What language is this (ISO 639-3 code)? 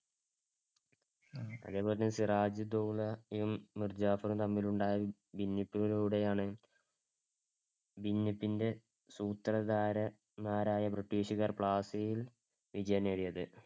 mal